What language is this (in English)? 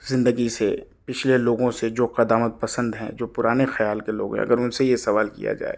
Urdu